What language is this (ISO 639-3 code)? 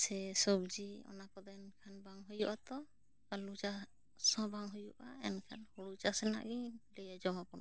sat